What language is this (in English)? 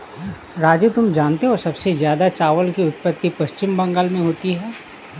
Hindi